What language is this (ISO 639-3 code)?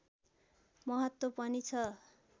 nep